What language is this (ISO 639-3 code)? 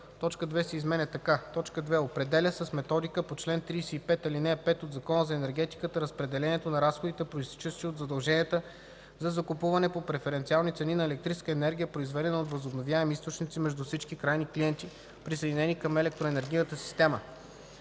bul